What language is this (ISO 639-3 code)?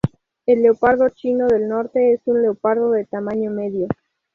spa